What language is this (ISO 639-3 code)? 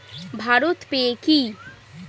ben